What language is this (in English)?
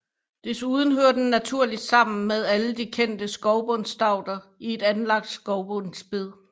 Danish